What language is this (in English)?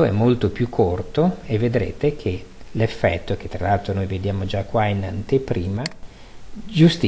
Italian